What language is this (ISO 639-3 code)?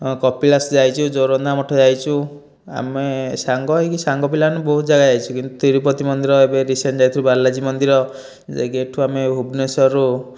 ori